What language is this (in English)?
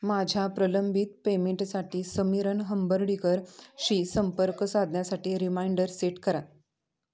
Marathi